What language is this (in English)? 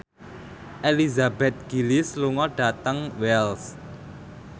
Javanese